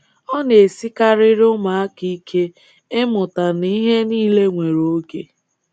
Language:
Igbo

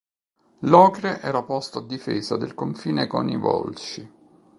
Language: Italian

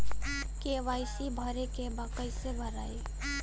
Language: Bhojpuri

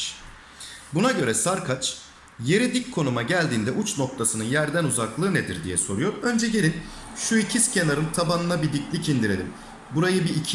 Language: Turkish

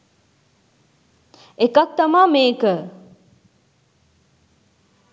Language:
Sinhala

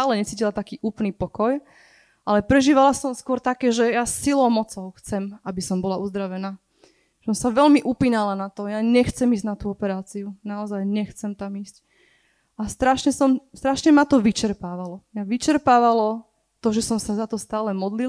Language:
Slovak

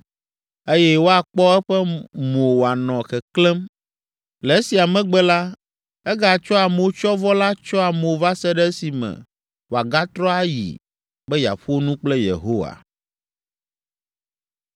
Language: Ewe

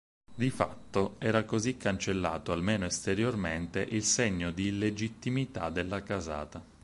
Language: Italian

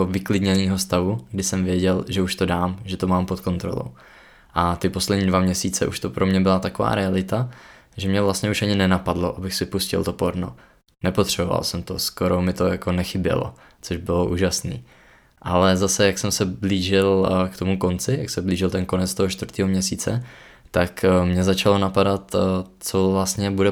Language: Czech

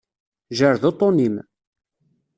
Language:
Kabyle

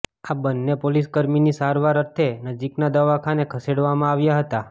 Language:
Gujarati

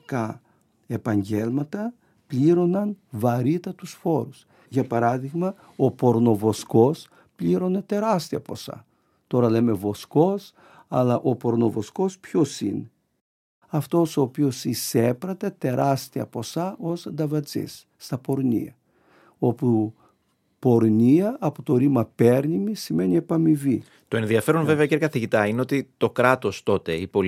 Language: Greek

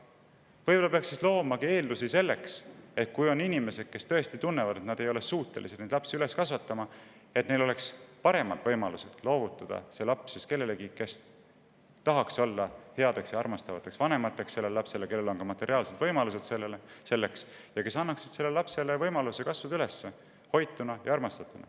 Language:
Estonian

